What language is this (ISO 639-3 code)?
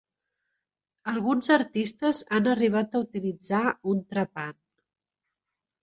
cat